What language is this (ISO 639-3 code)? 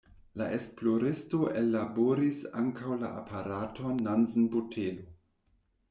epo